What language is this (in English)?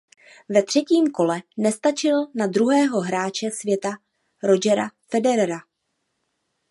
Czech